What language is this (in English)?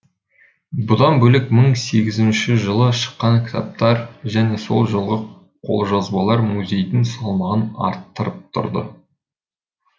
Kazakh